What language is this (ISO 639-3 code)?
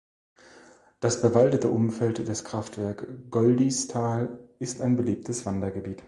deu